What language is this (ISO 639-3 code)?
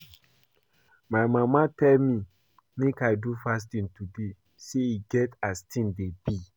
pcm